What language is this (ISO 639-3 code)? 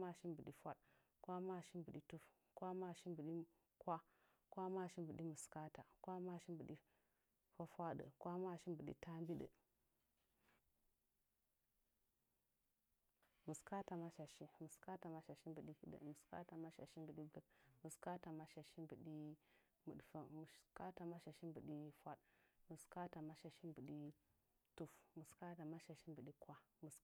nja